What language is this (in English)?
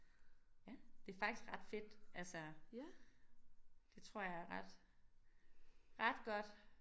Danish